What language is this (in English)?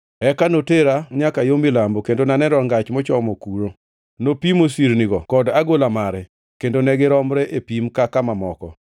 Luo (Kenya and Tanzania)